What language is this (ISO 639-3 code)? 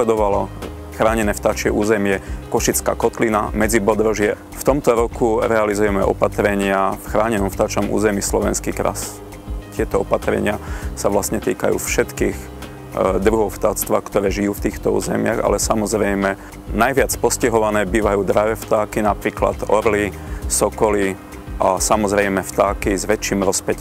ces